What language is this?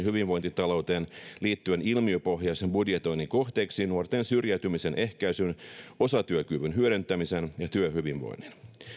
Finnish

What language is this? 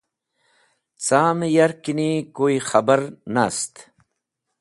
Wakhi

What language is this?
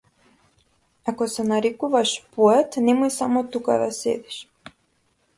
Macedonian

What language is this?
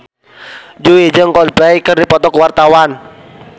Sundanese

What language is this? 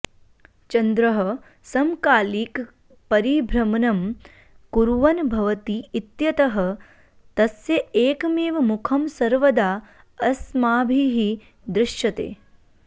Sanskrit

